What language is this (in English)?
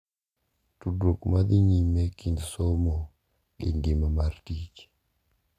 Luo (Kenya and Tanzania)